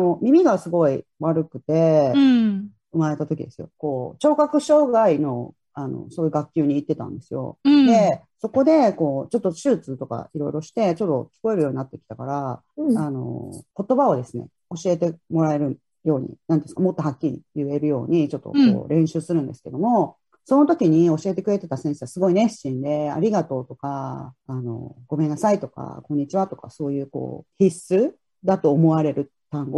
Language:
Japanese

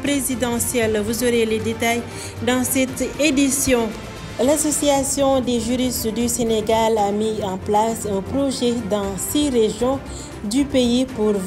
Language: French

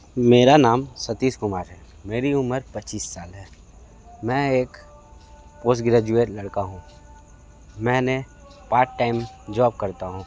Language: Hindi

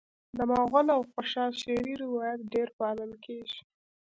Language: Pashto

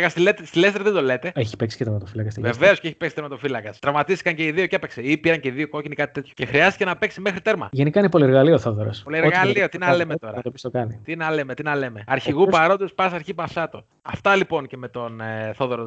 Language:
Greek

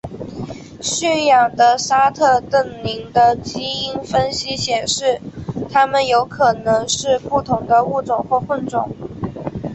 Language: Chinese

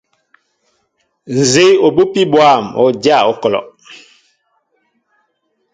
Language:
Mbo (Cameroon)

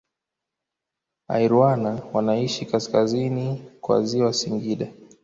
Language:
Swahili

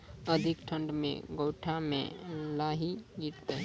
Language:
Maithili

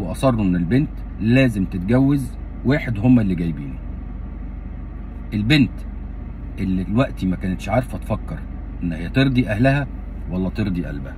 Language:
Arabic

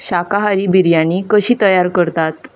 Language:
Konkani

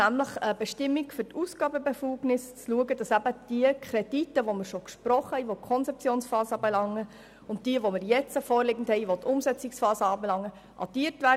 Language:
Swiss German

